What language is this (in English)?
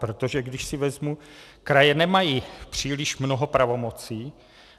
Czech